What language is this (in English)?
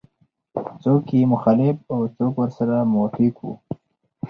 Pashto